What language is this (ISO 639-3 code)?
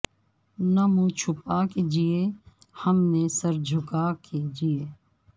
urd